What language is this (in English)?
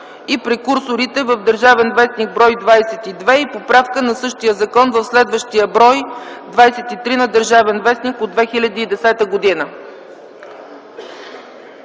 Bulgarian